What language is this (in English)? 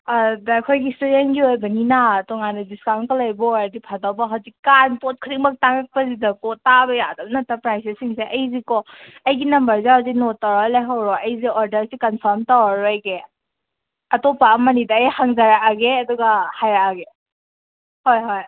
Manipuri